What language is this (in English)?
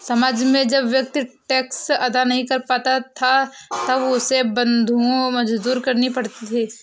Hindi